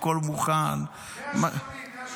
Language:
Hebrew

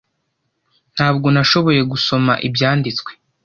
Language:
Kinyarwanda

